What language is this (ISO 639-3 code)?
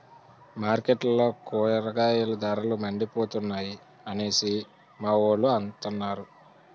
tel